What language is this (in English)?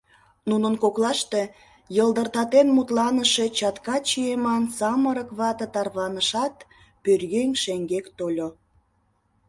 Mari